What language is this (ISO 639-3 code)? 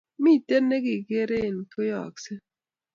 kln